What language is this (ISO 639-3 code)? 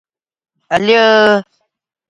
uzb